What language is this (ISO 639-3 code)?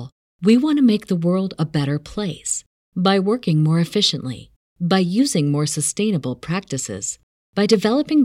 ita